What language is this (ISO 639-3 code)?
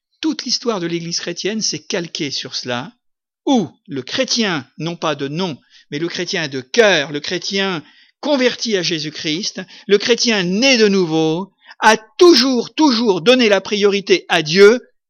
fra